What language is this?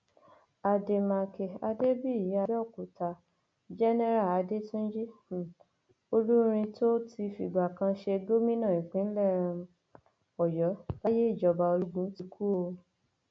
Yoruba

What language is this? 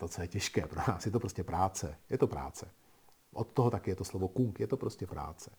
Czech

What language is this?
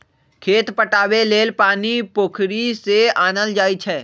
Magahi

